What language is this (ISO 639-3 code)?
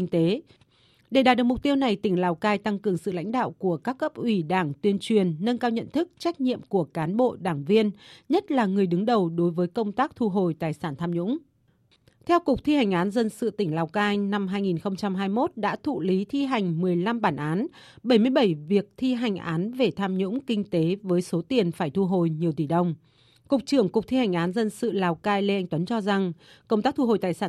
vie